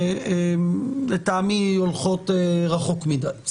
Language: Hebrew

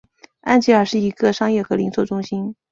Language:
Chinese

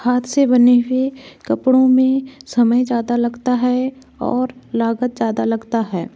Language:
Hindi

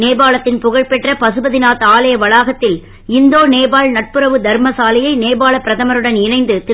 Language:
Tamil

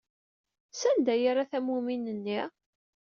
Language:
Kabyle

